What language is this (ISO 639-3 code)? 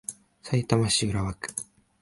jpn